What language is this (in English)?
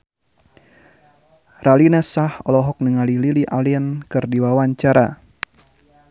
Sundanese